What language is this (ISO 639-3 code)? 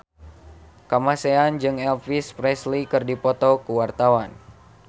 sun